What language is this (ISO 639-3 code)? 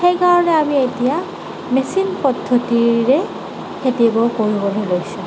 asm